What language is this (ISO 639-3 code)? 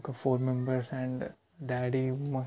tel